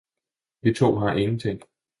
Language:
Danish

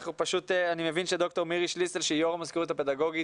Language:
Hebrew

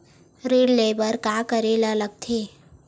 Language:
Chhattisgarhi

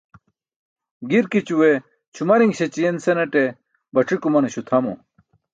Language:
Burushaski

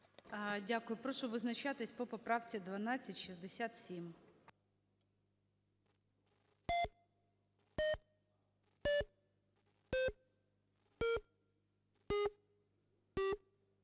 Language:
Ukrainian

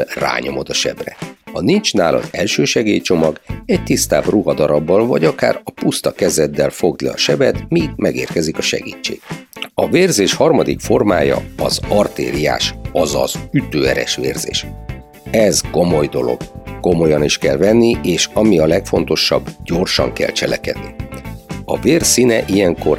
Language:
Hungarian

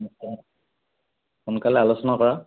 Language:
Assamese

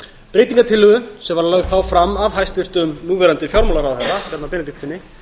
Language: Icelandic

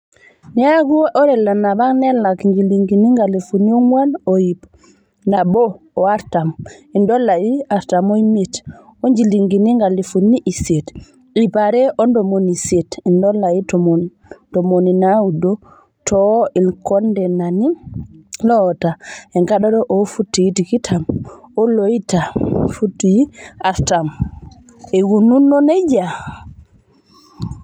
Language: Masai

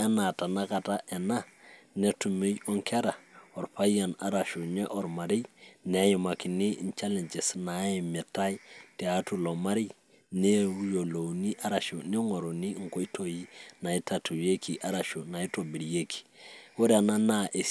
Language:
Masai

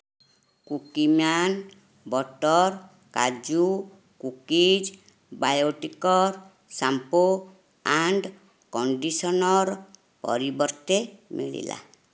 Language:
Odia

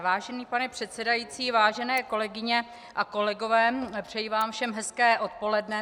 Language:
Czech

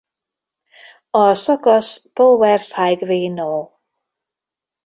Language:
Hungarian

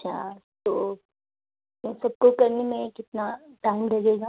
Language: Urdu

